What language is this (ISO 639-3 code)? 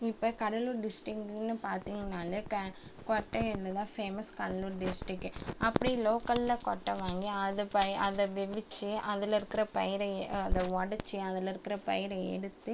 tam